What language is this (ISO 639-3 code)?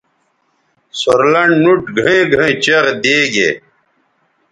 btv